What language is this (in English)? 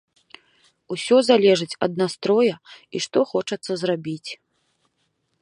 Belarusian